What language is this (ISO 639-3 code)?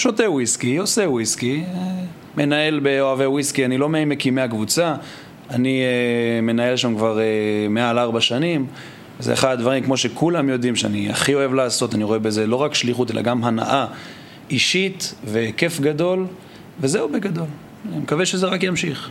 heb